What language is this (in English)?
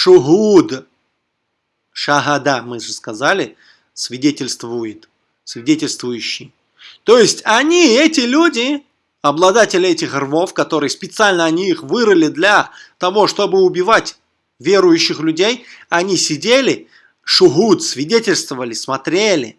Russian